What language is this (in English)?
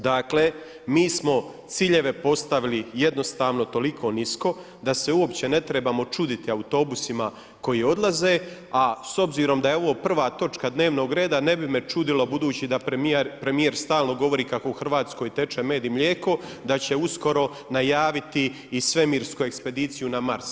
Croatian